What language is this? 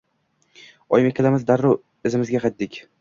Uzbek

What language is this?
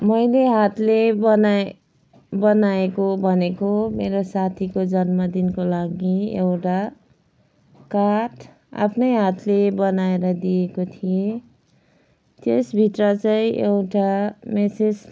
Nepali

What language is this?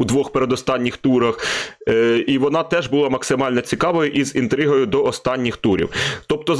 Ukrainian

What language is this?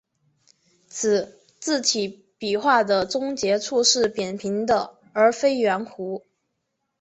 Chinese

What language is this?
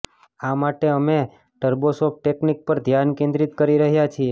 Gujarati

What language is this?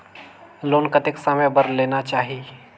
Chhattisgarhi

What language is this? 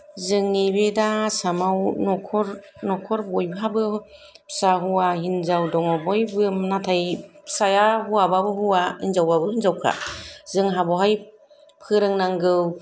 Bodo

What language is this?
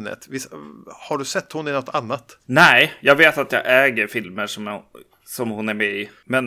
Swedish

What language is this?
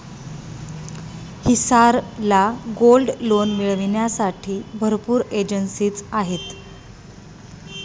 Marathi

